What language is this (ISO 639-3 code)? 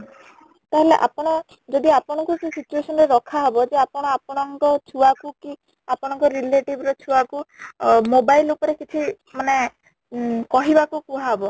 ori